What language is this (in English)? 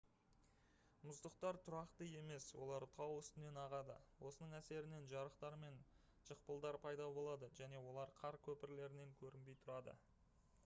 Kazakh